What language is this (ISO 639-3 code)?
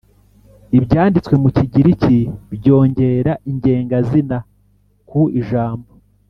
kin